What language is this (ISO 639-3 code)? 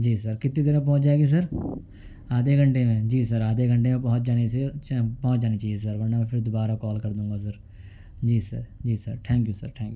urd